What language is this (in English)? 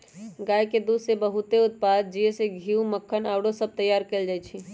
Magahi